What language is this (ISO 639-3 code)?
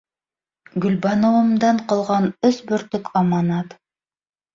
bak